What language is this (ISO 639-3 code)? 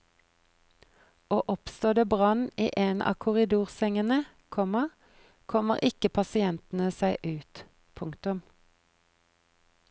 nor